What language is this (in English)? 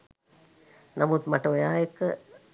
Sinhala